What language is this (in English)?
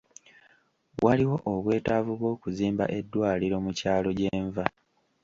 Ganda